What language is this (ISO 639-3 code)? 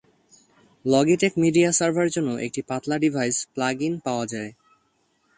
ben